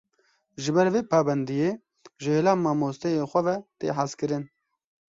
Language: Kurdish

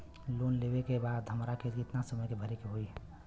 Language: Bhojpuri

